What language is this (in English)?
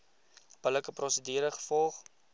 Afrikaans